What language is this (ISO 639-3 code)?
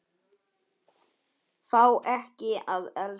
isl